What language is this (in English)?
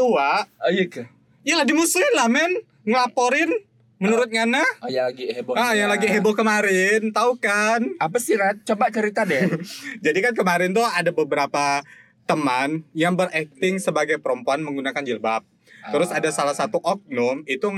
Indonesian